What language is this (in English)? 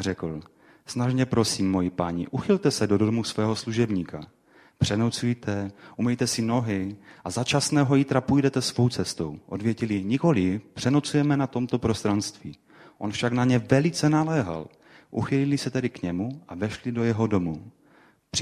Czech